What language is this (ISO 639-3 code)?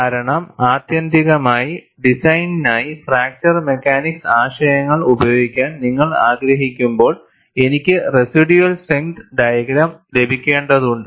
mal